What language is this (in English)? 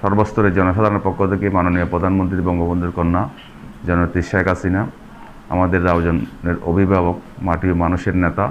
Romanian